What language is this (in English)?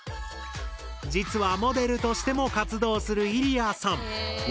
Japanese